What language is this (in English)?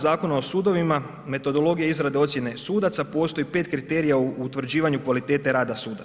Croatian